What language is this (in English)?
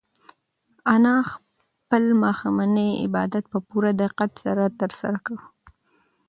Pashto